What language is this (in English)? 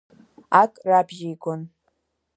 Abkhazian